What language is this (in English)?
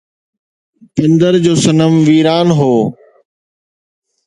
Sindhi